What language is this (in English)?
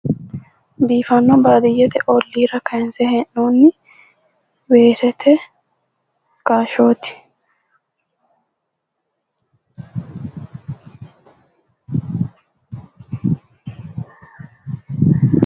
Sidamo